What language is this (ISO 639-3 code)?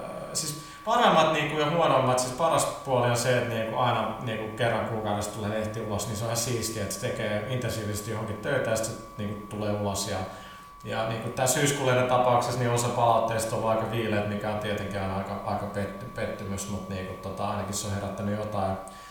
fin